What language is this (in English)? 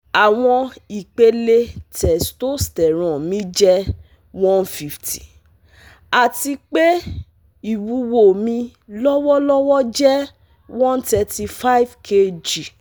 Yoruba